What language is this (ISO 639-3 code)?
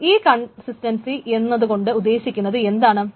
mal